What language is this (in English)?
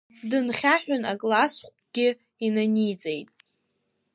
Abkhazian